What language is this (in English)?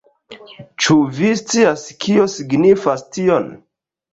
Esperanto